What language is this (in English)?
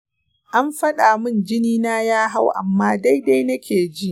Hausa